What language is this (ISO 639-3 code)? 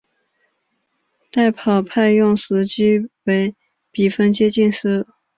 zho